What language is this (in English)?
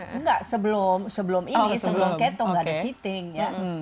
Indonesian